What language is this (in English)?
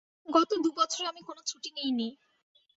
Bangla